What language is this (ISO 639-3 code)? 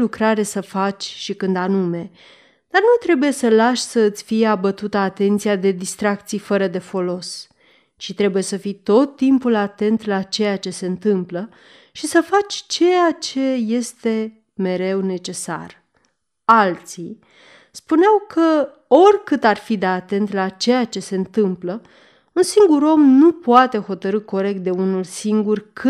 ron